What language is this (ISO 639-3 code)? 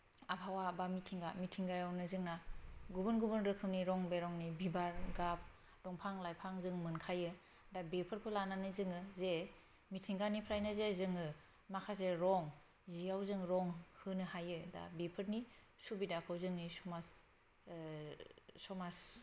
brx